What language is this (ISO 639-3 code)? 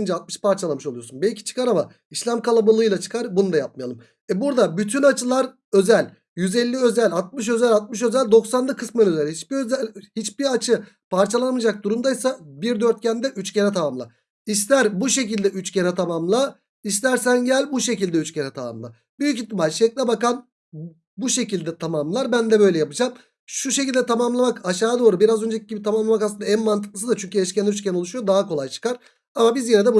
tur